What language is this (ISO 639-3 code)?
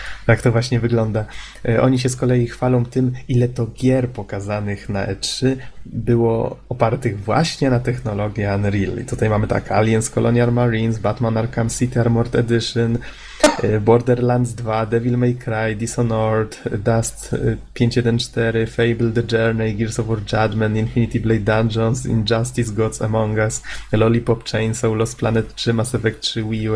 pol